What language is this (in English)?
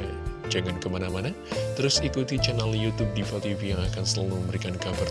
Indonesian